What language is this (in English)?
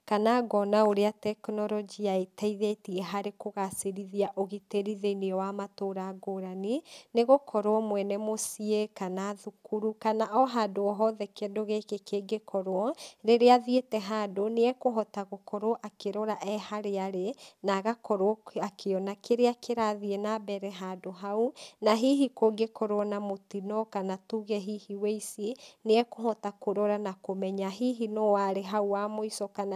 Kikuyu